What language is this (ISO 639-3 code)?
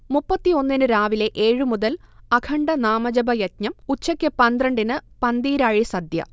mal